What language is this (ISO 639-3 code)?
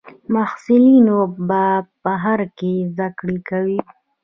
pus